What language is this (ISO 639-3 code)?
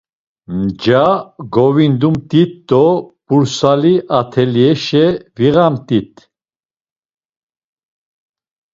lzz